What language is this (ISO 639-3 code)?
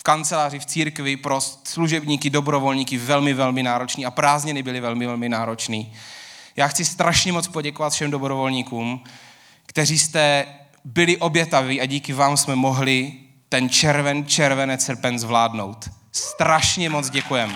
ces